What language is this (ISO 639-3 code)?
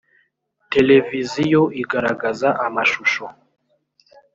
kin